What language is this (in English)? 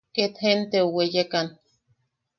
Yaqui